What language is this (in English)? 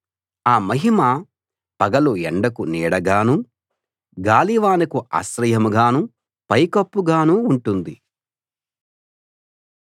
Telugu